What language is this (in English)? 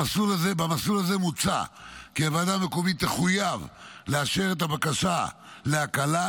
Hebrew